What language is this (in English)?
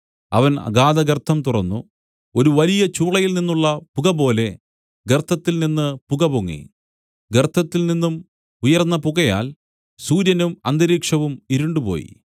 Malayalam